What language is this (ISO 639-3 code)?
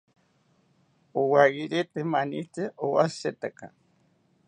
cpy